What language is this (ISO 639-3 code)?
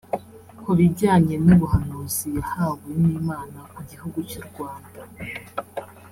kin